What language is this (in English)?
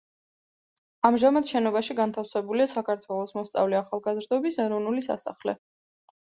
Georgian